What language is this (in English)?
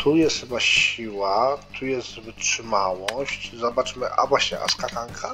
Polish